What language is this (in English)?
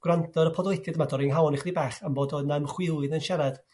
Welsh